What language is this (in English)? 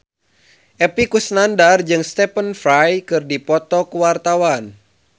Sundanese